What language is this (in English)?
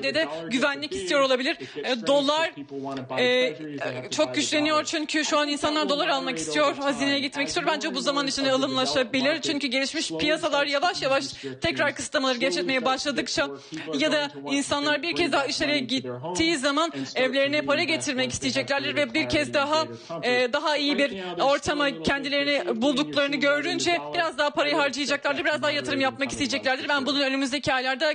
Turkish